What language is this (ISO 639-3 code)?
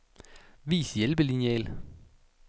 dan